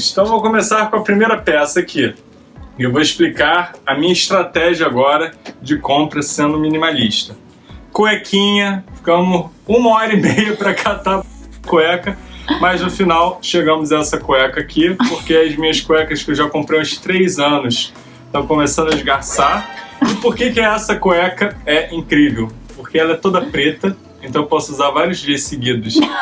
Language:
Portuguese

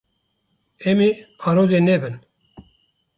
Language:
Kurdish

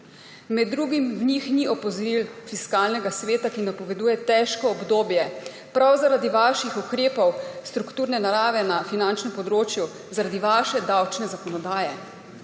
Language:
Slovenian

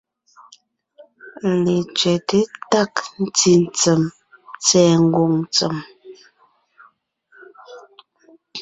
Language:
Ngiemboon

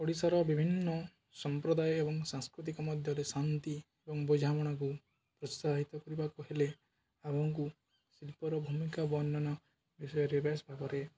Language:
Odia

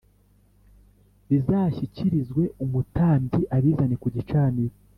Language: Kinyarwanda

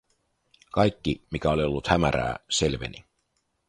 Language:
Finnish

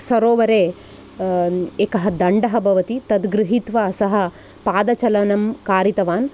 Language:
Sanskrit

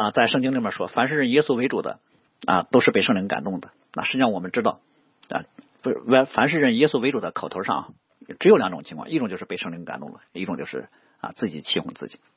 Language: Chinese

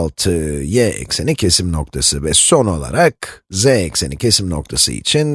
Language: Turkish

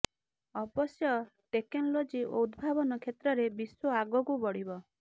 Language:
Odia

